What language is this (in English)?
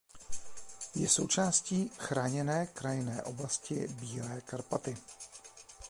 Czech